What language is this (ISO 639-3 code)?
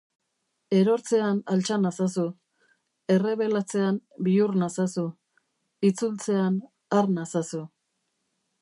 eus